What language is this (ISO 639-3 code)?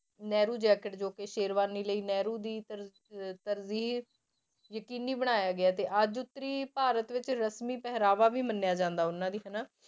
pan